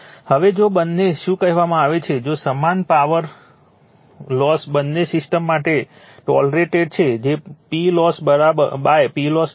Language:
Gujarati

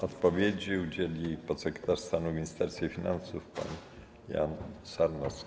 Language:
Polish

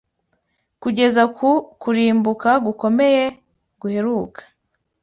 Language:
Kinyarwanda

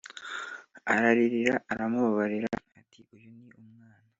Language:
Kinyarwanda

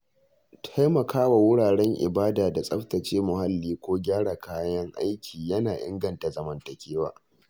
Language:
Hausa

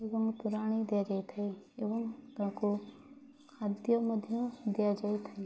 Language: Odia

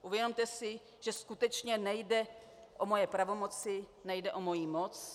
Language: Czech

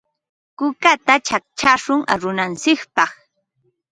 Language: Ambo-Pasco Quechua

